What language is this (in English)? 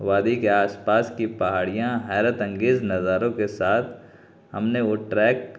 Urdu